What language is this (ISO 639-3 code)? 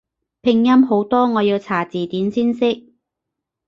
yue